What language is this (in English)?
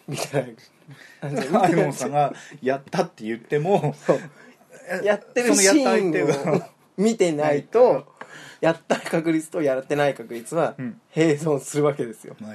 Japanese